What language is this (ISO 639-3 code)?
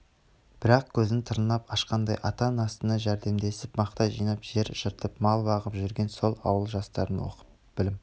kaz